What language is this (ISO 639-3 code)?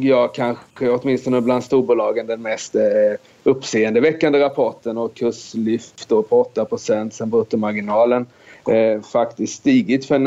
swe